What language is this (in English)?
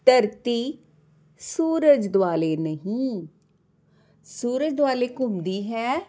Punjabi